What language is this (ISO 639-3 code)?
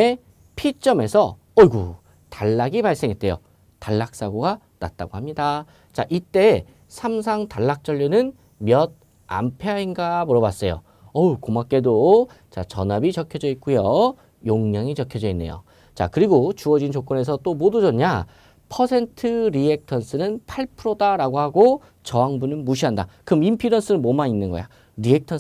kor